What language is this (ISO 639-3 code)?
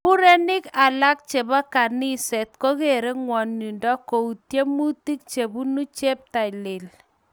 kln